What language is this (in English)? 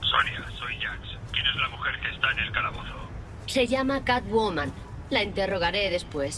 Spanish